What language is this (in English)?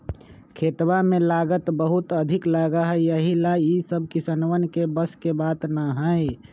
Magahi